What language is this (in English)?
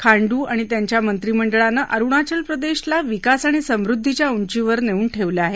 Marathi